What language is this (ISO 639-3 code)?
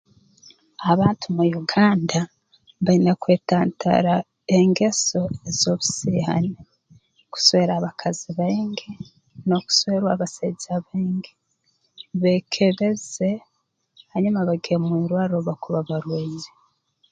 ttj